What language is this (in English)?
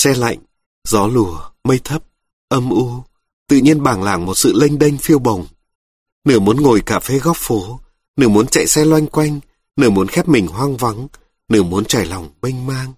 Vietnamese